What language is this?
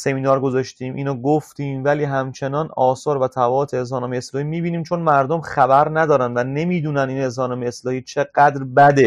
Persian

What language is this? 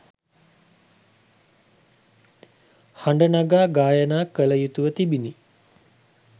Sinhala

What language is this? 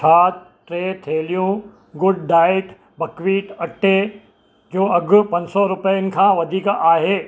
Sindhi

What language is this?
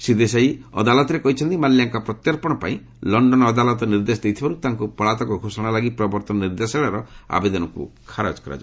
Odia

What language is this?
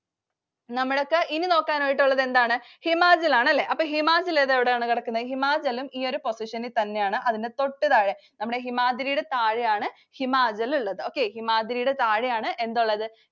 Malayalam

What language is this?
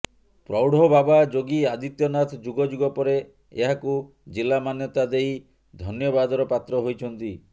Odia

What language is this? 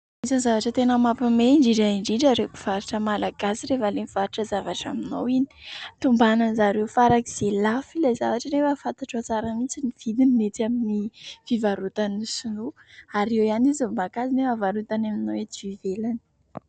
Malagasy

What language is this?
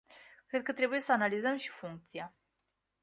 Romanian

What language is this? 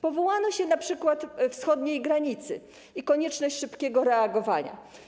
Polish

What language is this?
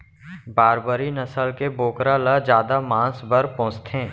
Chhattisgarhi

